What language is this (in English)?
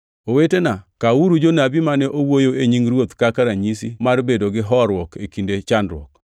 Luo (Kenya and Tanzania)